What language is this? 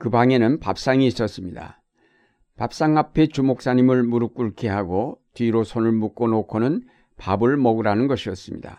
Korean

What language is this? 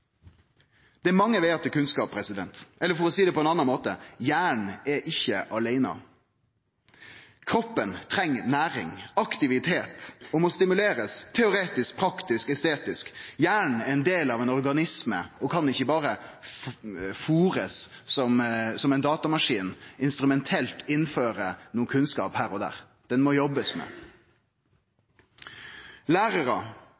Norwegian Nynorsk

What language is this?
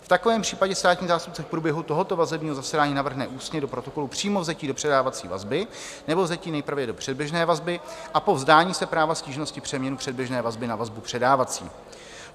Czech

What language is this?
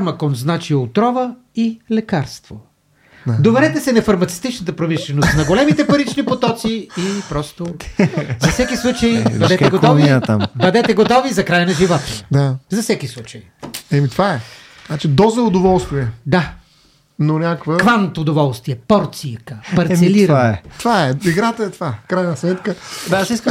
Bulgarian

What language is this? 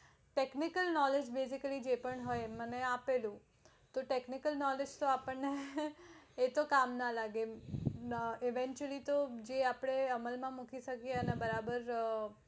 Gujarati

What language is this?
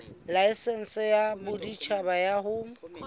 Southern Sotho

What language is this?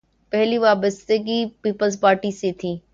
Urdu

